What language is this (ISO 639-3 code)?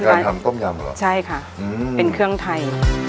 tha